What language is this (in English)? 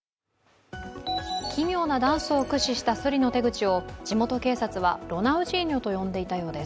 Japanese